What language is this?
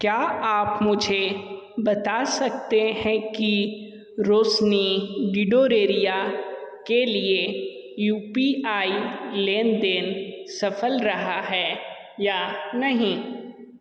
Hindi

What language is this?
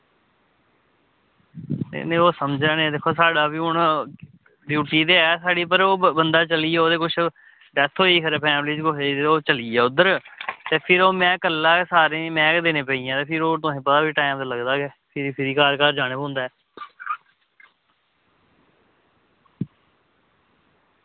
Dogri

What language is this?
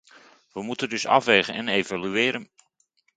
Dutch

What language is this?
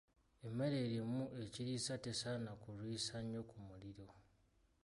Ganda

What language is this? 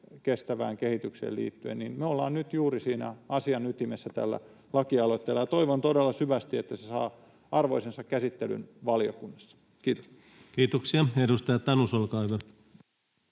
Finnish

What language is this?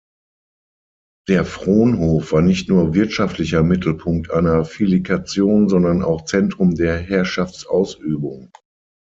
German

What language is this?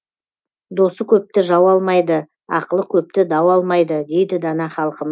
Kazakh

